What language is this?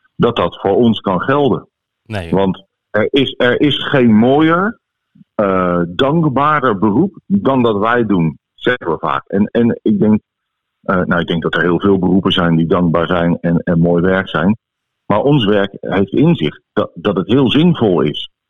Dutch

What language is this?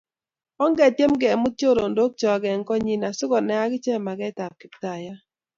Kalenjin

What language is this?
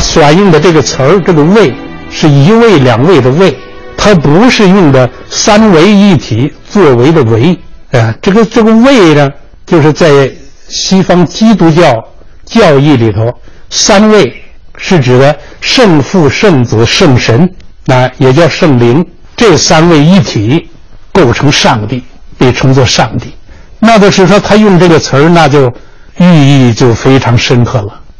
Chinese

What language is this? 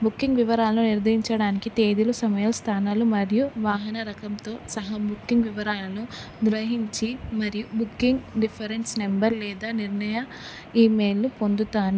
Telugu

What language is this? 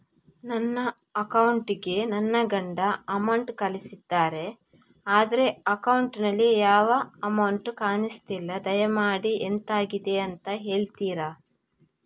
Kannada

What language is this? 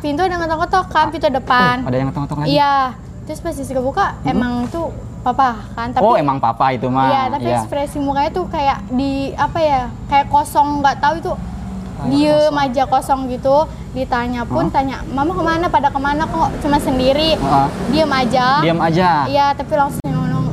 Indonesian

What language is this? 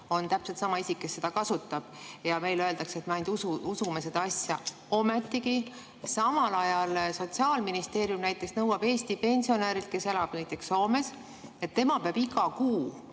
Estonian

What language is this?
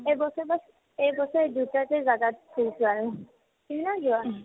Assamese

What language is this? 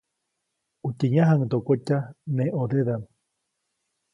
Copainalá Zoque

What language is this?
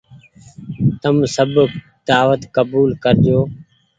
Goaria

